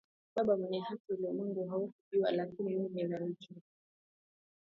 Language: Swahili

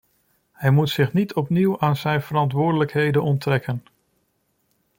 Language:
Dutch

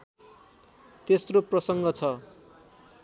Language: Nepali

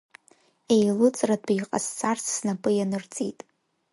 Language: Abkhazian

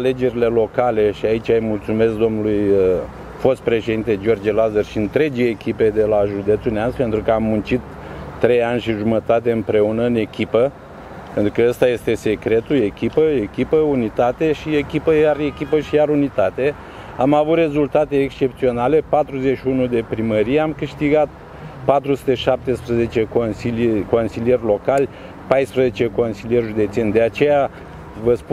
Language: Romanian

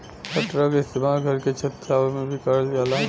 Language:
Bhojpuri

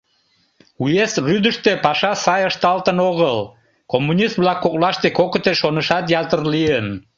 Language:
Mari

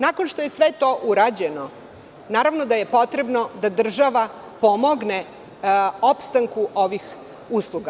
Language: Serbian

